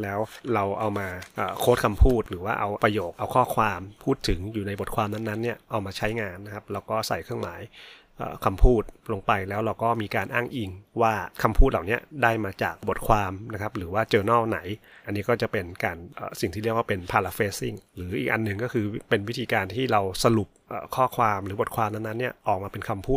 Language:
Thai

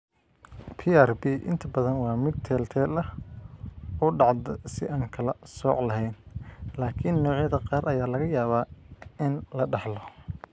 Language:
Somali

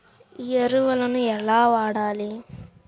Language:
Telugu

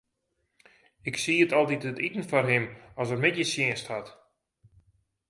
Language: Western Frisian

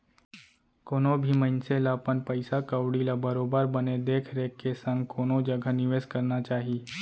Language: Chhattisgarhi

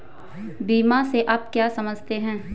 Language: Hindi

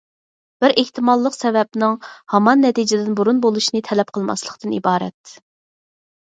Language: Uyghur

